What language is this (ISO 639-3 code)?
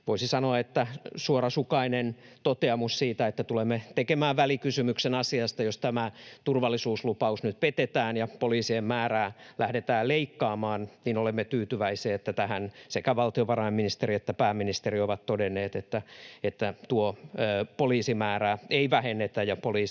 fin